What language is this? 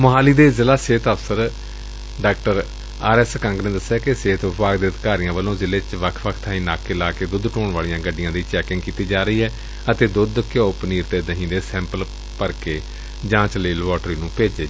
Punjabi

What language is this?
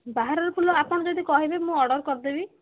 Odia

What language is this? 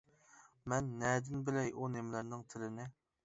Uyghur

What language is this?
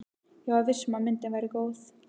Icelandic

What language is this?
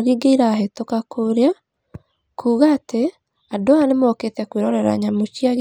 Kikuyu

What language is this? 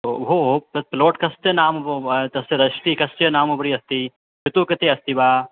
Sanskrit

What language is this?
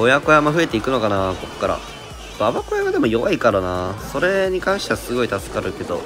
Japanese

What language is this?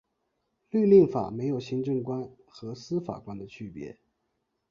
Chinese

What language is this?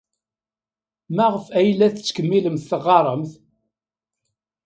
Kabyle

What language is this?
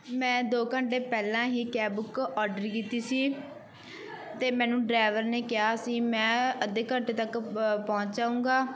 Punjabi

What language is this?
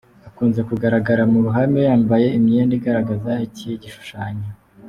Kinyarwanda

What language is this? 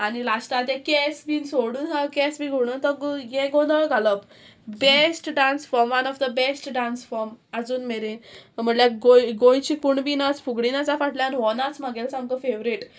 Konkani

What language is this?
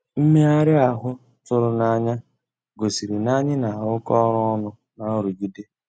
Igbo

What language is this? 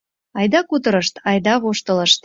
Mari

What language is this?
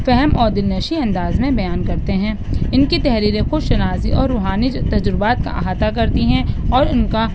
Urdu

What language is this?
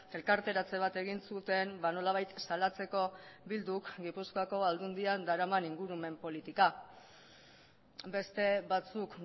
Basque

